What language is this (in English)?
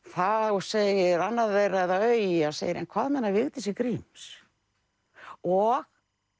Icelandic